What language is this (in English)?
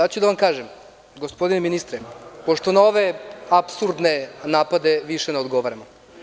Serbian